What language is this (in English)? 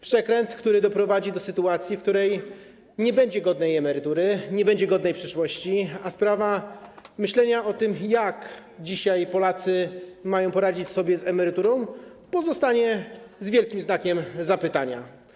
Polish